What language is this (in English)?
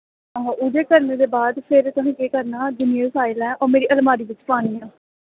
Dogri